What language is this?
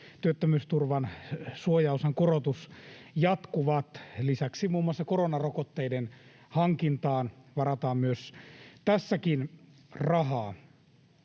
Finnish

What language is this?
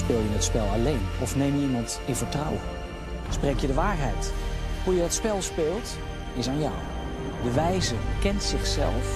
Dutch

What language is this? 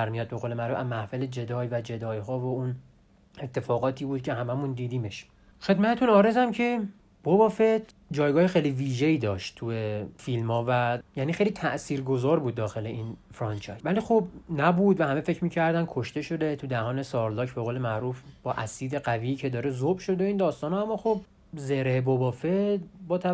Persian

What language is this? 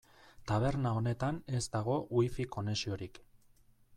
Basque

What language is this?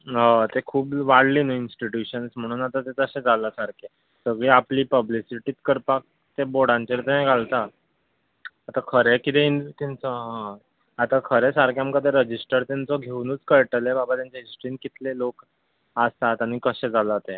Konkani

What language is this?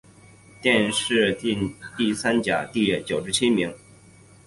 Chinese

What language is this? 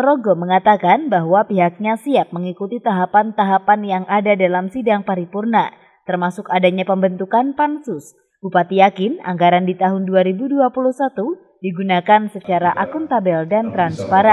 Indonesian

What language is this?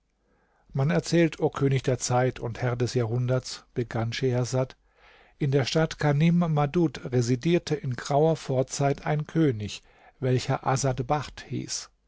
German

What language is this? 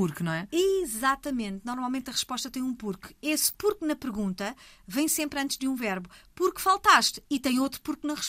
Portuguese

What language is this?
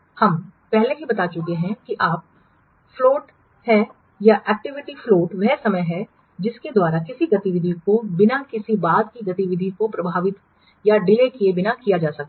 Hindi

